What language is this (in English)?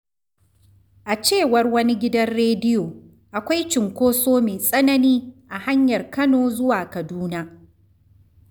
Hausa